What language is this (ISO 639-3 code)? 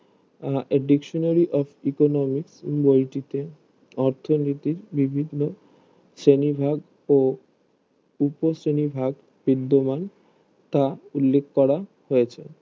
ben